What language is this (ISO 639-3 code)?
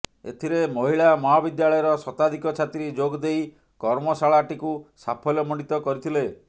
ori